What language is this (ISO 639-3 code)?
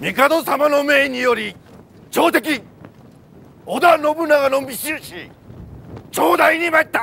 jpn